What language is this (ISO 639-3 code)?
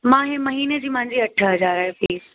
snd